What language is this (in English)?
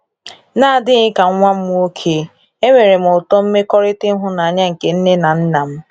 Igbo